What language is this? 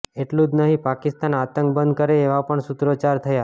Gujarati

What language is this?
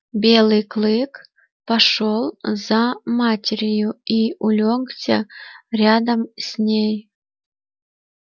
Russian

